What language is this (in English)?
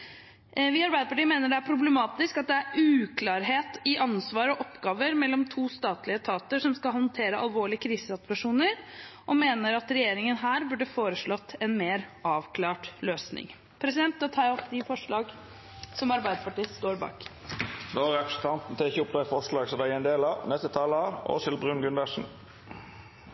Norwegian